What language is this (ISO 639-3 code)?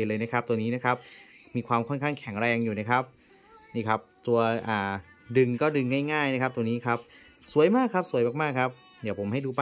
tha